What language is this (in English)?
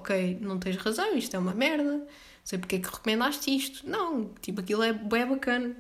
Portuguese